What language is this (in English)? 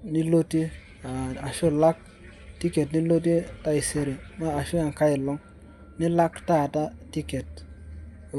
Masai